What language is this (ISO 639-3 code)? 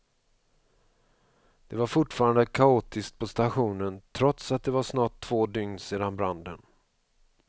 swe